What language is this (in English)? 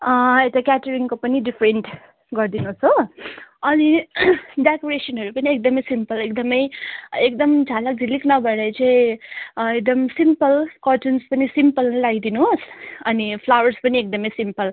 Nepali